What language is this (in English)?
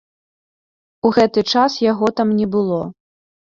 Belarusian